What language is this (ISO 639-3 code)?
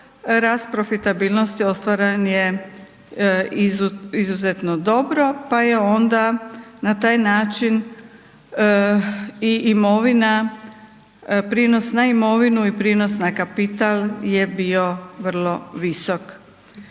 hrv